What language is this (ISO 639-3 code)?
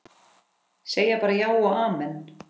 isl